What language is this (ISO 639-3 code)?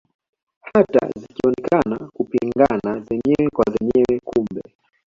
swa